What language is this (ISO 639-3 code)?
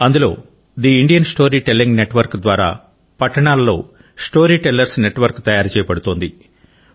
tel